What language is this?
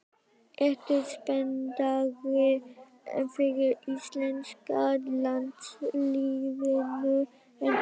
Icelandic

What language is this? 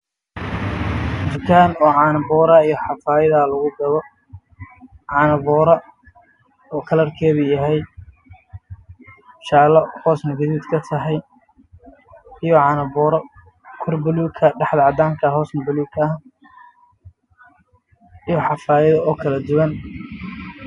Somali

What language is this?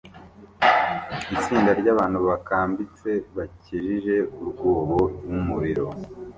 Kinyarwanda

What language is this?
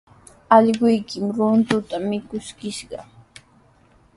Sihuas Ancash Quechua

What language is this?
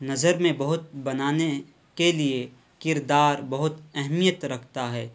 Urdu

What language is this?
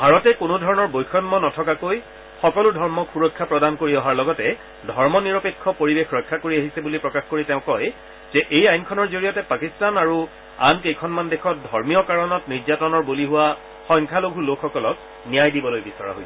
Assamese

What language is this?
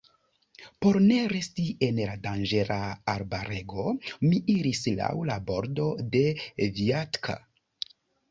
Esperanto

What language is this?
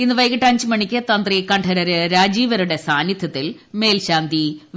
Malayalam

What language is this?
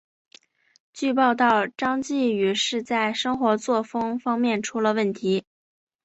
Chinese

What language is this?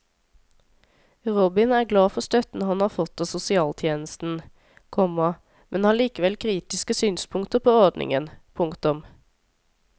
Norwegian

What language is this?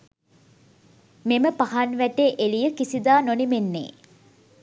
Sinhala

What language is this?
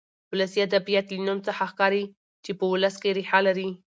Pashto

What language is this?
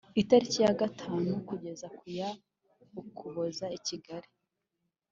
Kinyarwanda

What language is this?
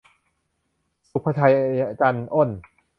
Thai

